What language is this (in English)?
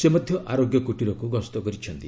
Odia